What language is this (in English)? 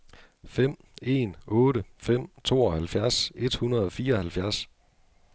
Danish